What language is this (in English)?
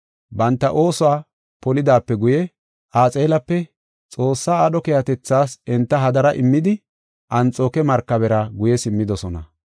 Gofa